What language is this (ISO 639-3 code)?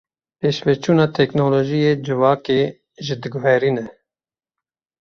kur